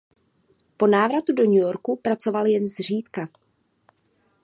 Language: Czech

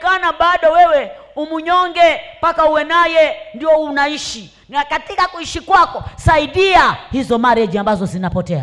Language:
Swahili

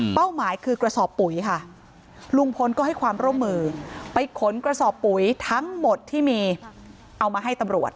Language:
Thai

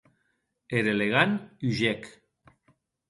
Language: Occitan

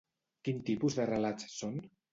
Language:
Catalan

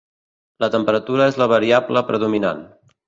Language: Catalan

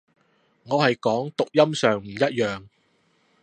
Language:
Cantonese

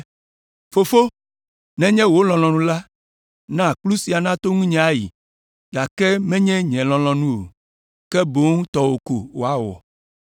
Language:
Ewe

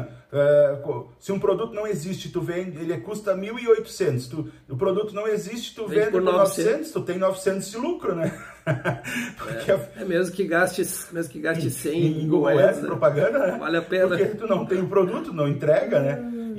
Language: Portuguese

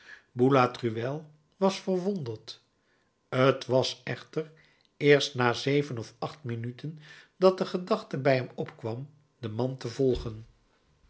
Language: Dutch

